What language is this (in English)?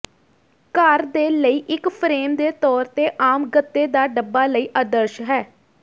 Punjabi